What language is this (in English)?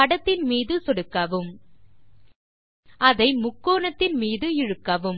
Tamil